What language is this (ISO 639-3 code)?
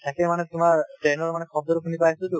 asm